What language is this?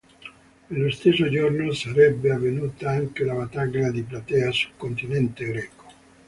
Italian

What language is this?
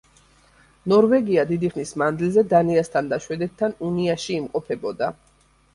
Georgian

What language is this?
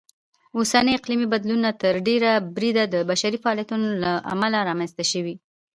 Pashto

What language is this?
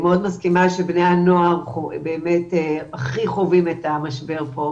Hebrew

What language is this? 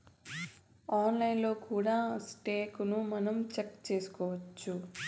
Telugu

